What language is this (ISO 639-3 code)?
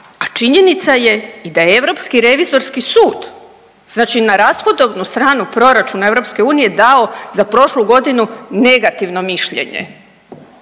hrv